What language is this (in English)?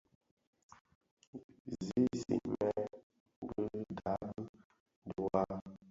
Bafia